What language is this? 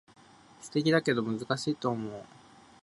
Japanese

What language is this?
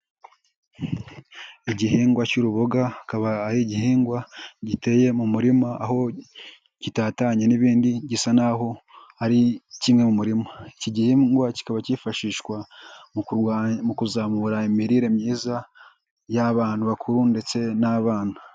Kinyarwanda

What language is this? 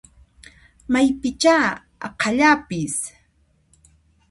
Puno Quechua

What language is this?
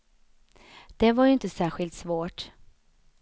Swedish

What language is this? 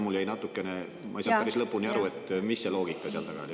Estonian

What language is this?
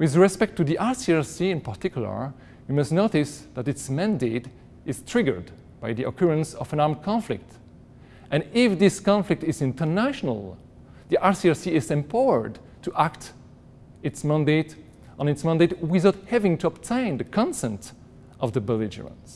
English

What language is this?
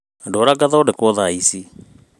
Kikuyu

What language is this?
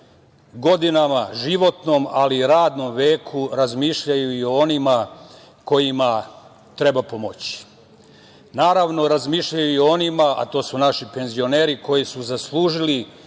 Serbian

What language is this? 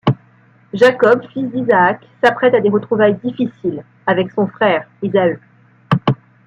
French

